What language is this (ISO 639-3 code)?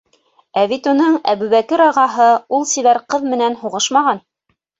bak